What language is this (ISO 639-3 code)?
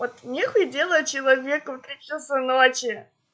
rus